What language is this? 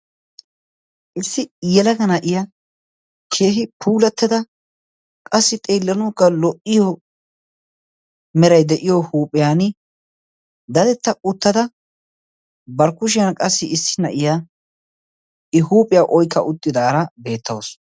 Wolaytta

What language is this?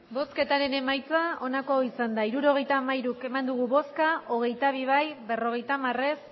Basque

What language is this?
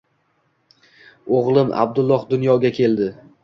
Uzbek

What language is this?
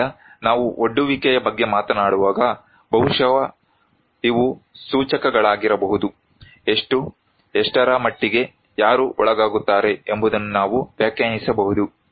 Kannada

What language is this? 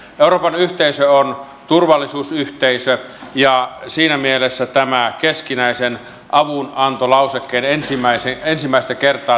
Finnish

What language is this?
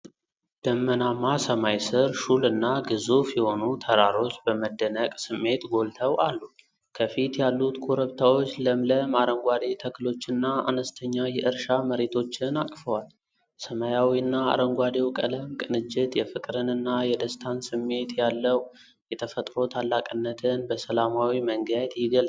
Amharic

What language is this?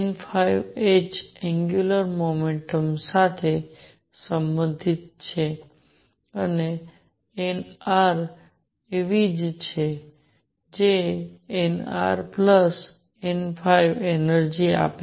Gujarati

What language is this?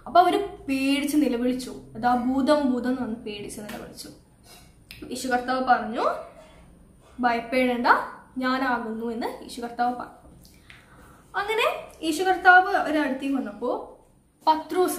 Romanian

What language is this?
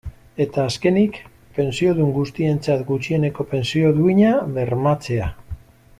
Basque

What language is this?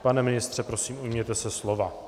Czech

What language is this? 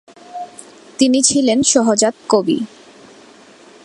Bangla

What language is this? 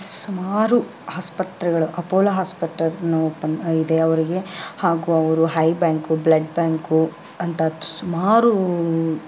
Kannada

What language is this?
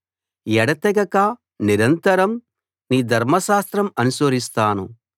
Telugu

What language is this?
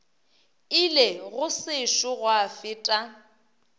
Northern Sotho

